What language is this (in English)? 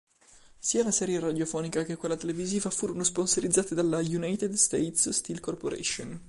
Italian